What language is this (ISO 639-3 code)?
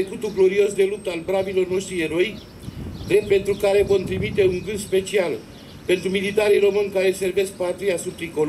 ron